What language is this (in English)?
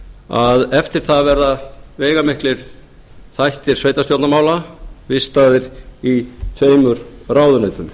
Icelandic